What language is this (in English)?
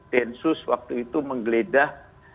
Indonesian